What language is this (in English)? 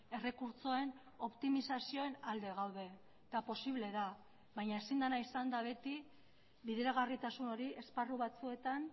Basque